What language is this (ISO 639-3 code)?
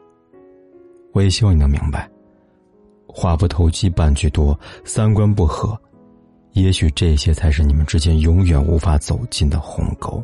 zho